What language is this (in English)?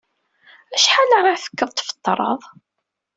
Kabyle